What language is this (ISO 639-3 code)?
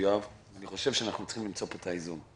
heb